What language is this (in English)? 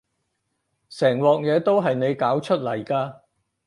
Cantonese